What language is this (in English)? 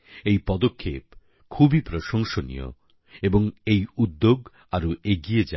Bangla